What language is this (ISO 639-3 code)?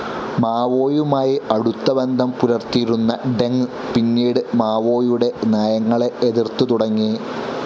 mal